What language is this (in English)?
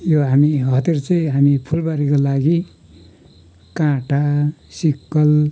Nepali